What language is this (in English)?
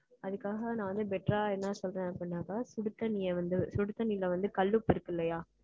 Tamil